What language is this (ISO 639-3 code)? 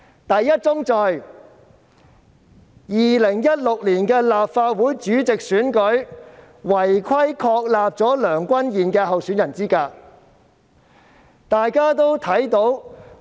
yue